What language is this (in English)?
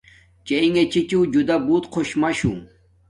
Domaaki